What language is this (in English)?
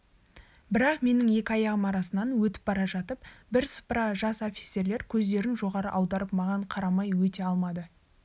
Kazakh